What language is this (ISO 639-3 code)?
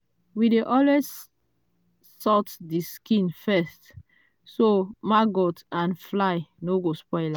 pcm